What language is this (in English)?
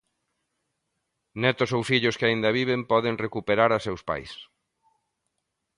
Galician